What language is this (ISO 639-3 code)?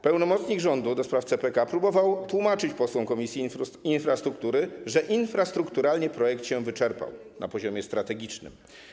pol